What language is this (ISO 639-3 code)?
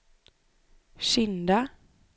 swe